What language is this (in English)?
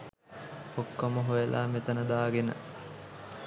Sinhala